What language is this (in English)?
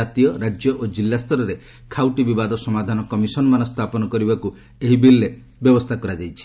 Odia